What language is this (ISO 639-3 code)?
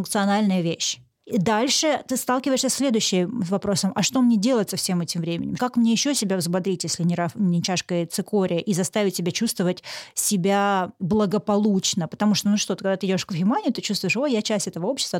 rus